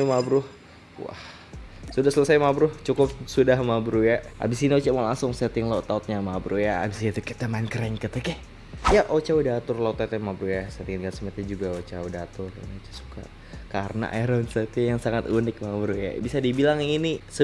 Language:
Indonesian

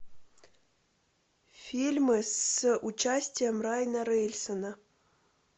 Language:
Russian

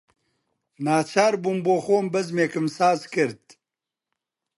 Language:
Central Kurdish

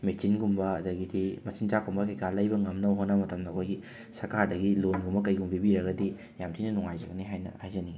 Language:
Manipuri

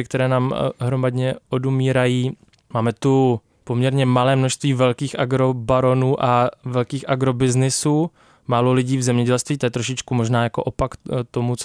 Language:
Czech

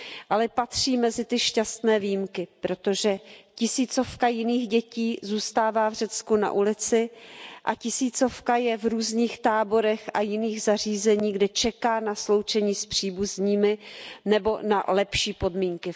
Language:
Czech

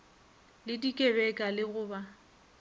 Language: Northern Sotho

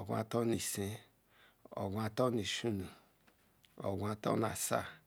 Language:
Ikwere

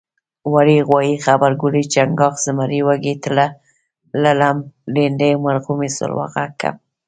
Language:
Pashto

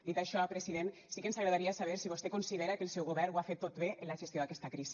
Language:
Catalan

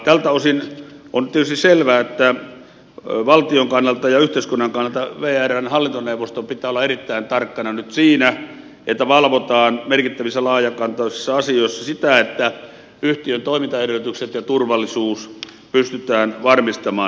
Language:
Finnish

